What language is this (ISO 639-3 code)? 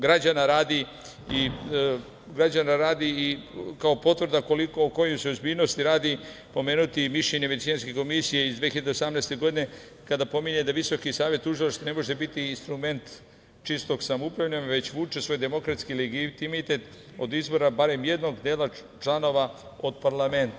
srp